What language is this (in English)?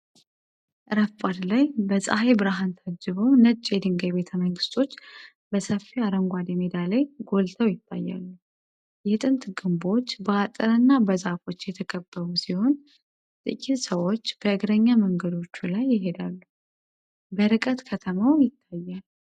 Amharic